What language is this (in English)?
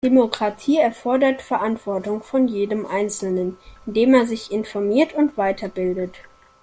German